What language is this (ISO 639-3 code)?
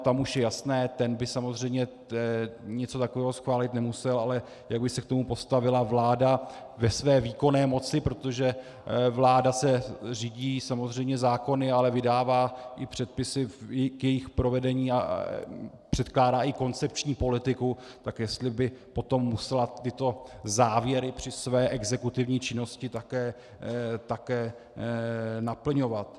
ces